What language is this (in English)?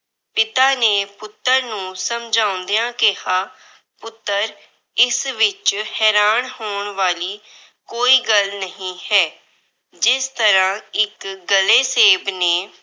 Punjabi